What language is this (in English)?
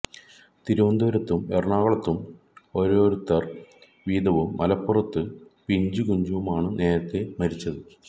Malayalam